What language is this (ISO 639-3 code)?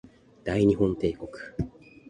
jpn